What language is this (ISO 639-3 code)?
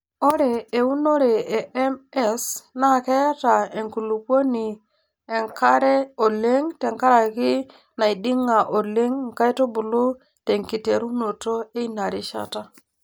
mas